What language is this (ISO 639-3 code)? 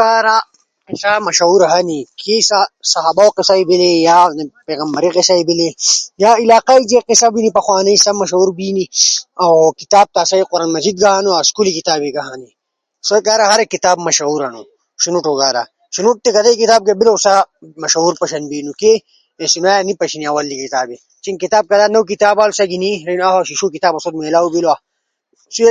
ush